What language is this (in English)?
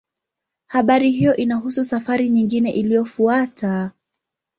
Swahili